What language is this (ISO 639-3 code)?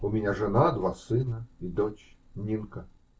rus